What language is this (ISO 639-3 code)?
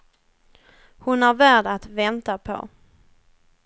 swe